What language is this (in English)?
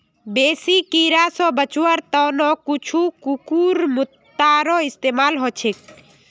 Magahi